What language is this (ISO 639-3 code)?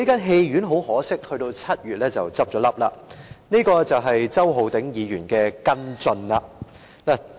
yue